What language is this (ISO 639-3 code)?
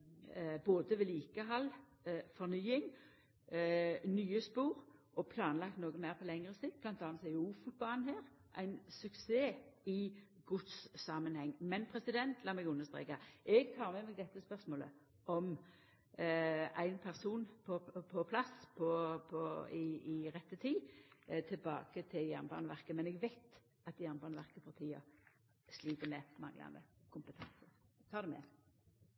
nno